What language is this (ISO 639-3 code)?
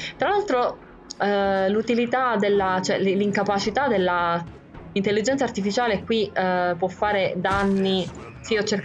ita